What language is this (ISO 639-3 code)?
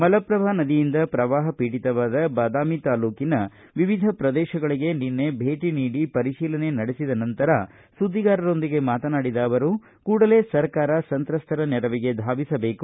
kan